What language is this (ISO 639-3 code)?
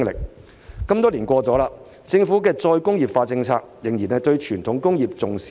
yue